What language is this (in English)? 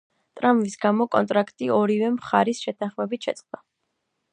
Georgian